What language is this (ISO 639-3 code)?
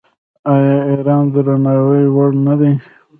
pus